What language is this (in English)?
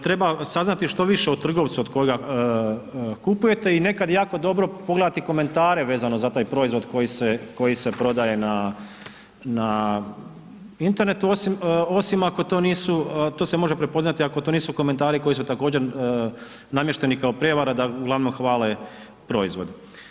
Croatian